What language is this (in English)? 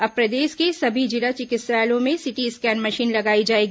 Hindi